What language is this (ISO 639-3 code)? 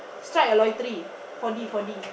eng